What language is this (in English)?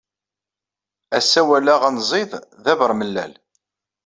Kabyle